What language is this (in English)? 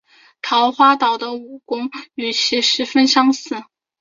Chinese